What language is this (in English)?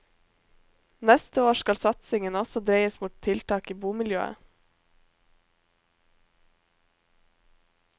Norwegian